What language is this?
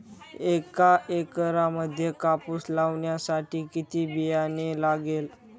Marathi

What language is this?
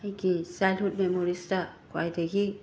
Manipuri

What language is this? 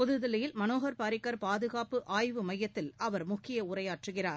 Tamil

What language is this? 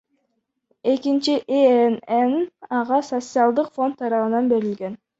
Kyrgyz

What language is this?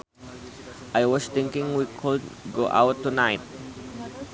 Sundanese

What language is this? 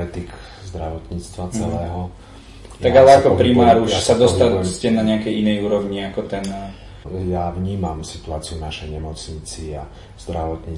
Slovak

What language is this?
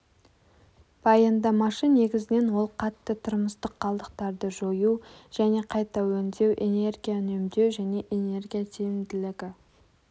Kazakh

